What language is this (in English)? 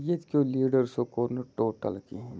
Kashmiri